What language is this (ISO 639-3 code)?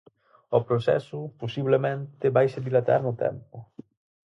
glg